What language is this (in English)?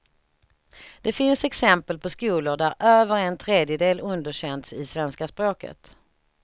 Swedish